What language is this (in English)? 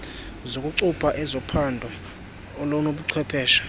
Xhosa